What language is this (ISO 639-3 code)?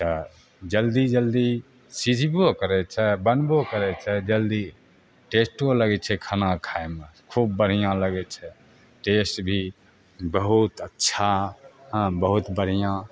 mai